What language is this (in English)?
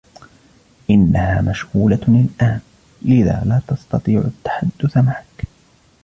Arabic